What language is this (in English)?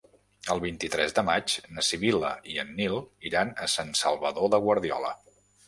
Catalan